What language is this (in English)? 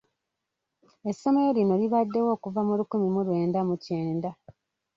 Ganda